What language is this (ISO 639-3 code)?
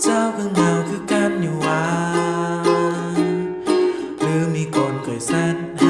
lao